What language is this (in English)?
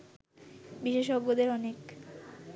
Bangla